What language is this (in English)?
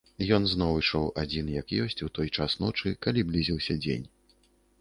Belarusian